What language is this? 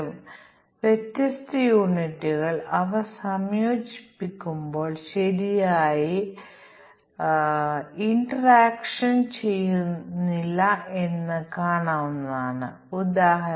Malayalam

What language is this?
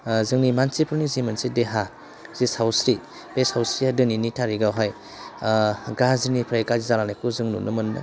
Bodo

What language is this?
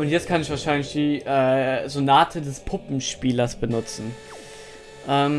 German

